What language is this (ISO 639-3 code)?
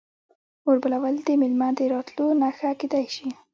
pus